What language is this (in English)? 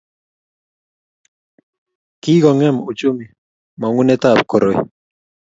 Kalenjin